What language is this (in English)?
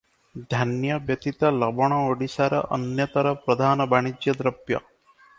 Odia